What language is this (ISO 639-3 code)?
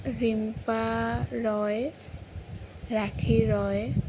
asm